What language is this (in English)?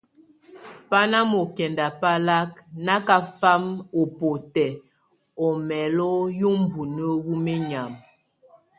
Tunen